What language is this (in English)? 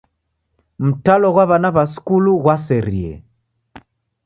Taita